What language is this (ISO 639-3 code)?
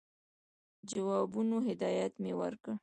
pus